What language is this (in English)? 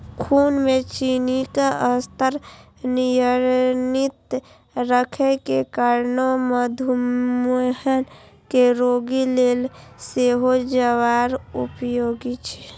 Maithili